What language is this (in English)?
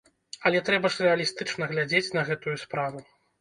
Belarusian